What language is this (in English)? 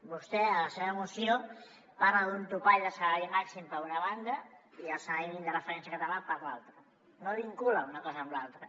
Catalan